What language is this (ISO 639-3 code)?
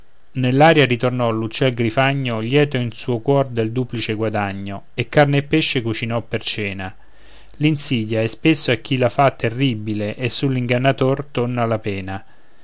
ita